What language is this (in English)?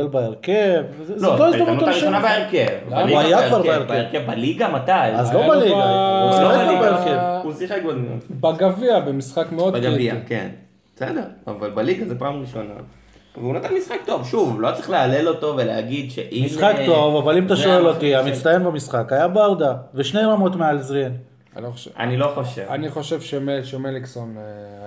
Hebrew